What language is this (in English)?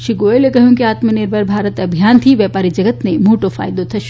Gujarati